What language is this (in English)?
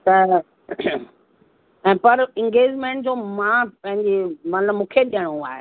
Sindhi